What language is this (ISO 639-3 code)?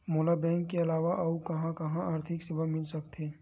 hne